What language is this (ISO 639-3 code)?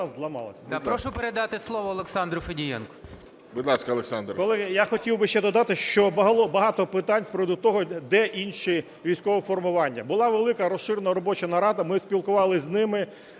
ukr